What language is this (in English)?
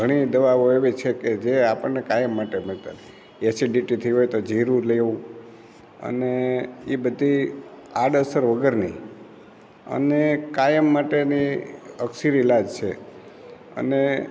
Gujarati